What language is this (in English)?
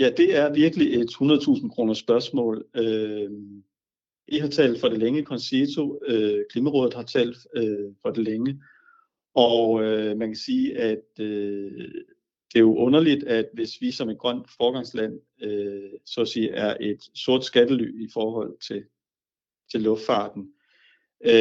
Danish